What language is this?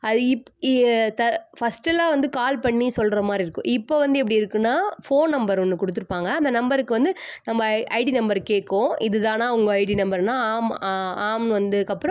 Tamil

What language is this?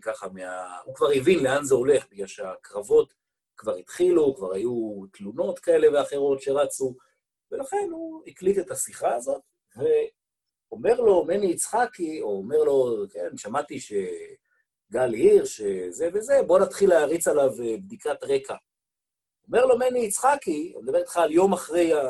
Hebrew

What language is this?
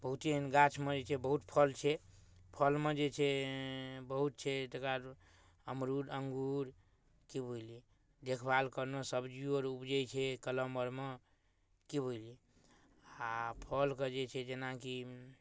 Maithili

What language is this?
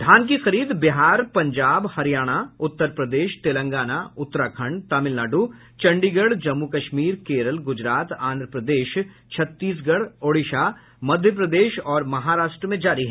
Hindi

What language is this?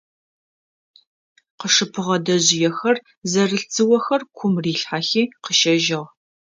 Adyghe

